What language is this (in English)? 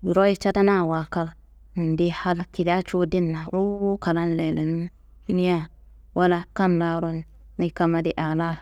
Kanembu